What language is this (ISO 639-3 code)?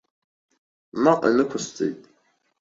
abk